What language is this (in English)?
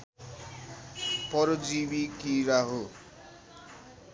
Nepali